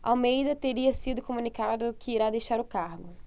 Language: Portuguese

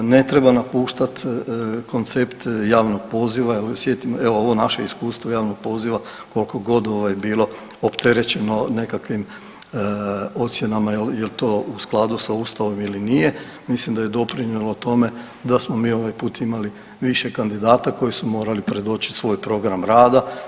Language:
Croatian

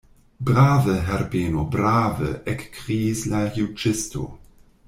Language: Esperanto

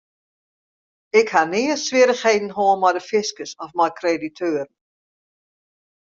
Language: Western Frisian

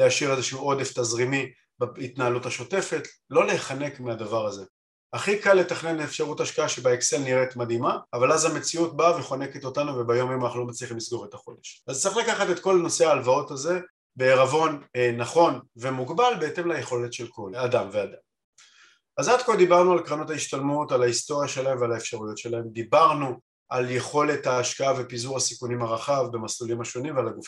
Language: Hebrew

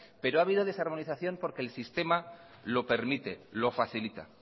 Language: Spanish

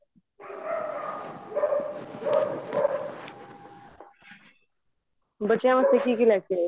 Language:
Punjabi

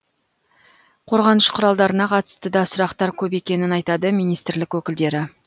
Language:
Kazakh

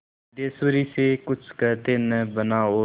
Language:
Hindi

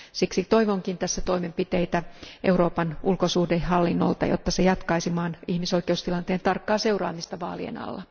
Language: Finnish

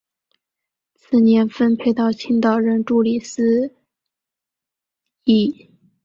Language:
Chinese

